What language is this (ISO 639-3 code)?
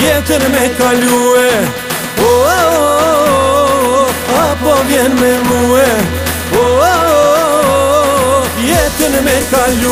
ara